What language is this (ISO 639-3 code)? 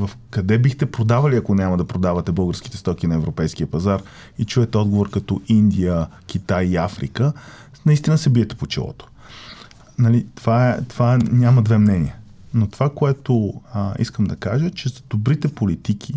bul